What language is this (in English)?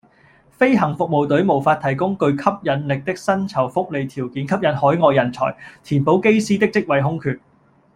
Cantonese